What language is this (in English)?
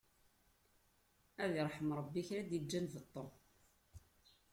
Kabyle